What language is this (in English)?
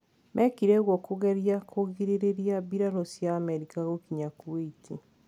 Kikuyu